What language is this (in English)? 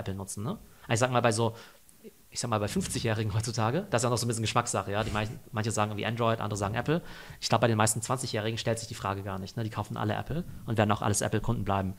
German